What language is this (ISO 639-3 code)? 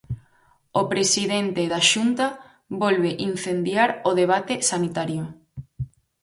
glg